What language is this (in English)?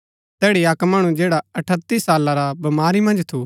Gaddi